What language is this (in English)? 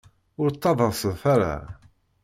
Kabyle